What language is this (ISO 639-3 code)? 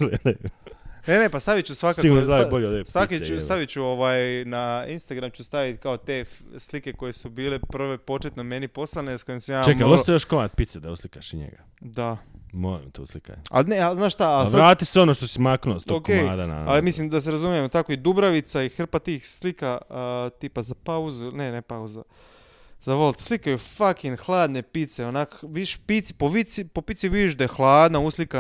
hrv